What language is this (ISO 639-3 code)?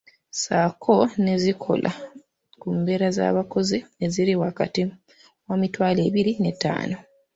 lug